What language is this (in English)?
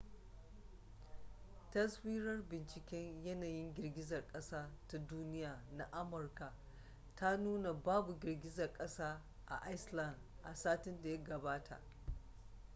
Hausa